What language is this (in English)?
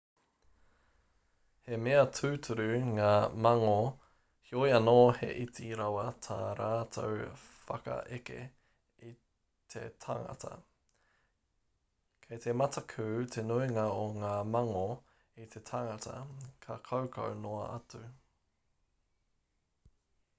Māori